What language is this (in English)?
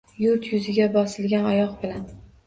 Uzbek